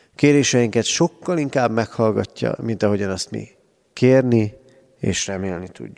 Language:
Hungarian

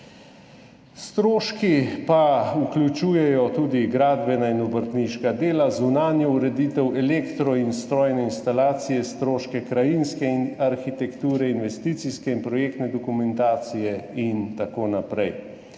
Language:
Slovenian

